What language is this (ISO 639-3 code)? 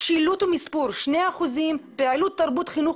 heb